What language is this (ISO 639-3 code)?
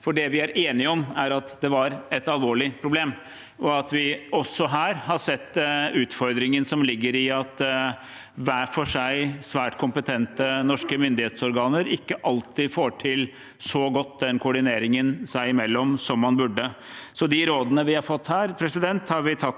nor